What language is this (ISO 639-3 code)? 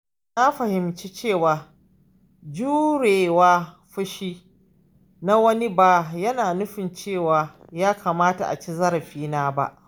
hau